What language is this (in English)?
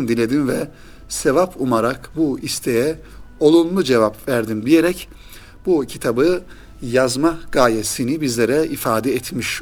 Turkish